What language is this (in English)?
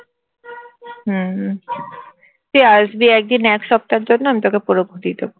Bangla